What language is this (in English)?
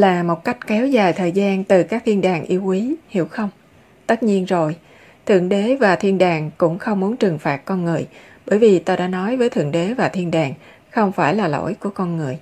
Vietnamese